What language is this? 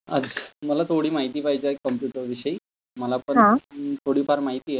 Marathi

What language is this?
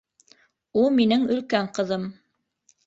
Bashkir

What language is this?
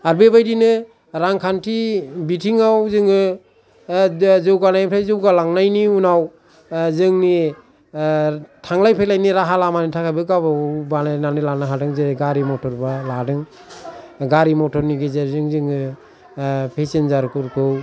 Bodo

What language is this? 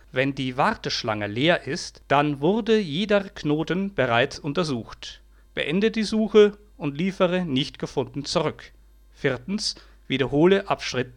German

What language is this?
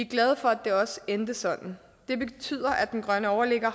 Danish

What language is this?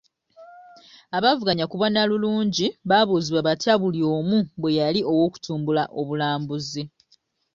Ganda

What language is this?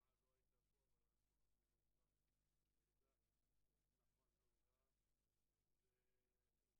Hebrew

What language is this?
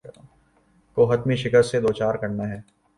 Urdu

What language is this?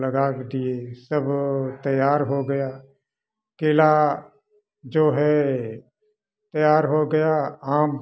Hindi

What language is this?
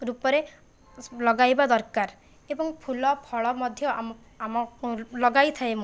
Odia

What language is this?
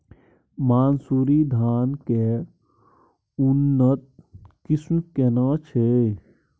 Maithili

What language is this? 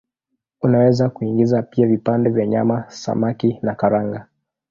Swahili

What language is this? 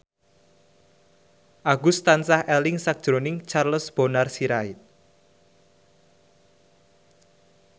Javanese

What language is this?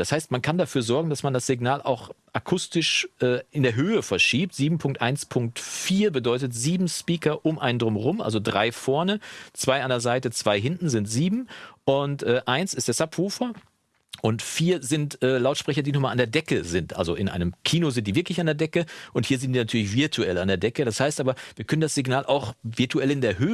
German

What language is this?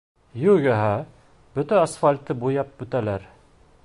Bashkir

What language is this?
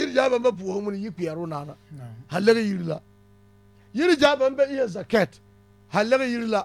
Arabic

